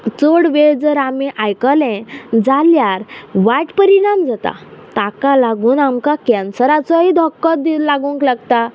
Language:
Konkani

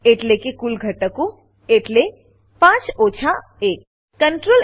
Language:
Gujarati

